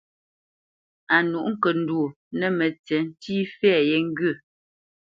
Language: Bamenyam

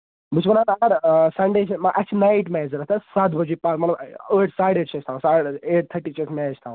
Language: Kashmiri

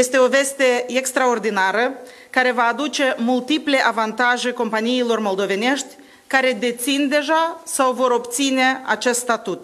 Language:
Romanian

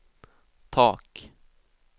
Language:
Swedish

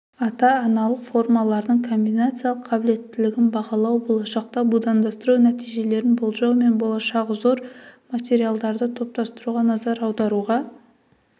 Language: Kazakh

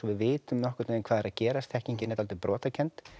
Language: Icelandic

